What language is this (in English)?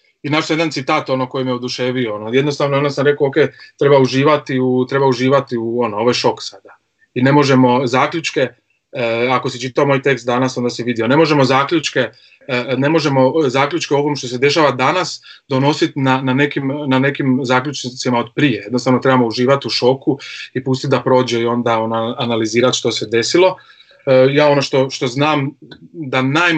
Croatian